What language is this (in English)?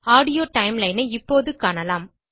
Tamil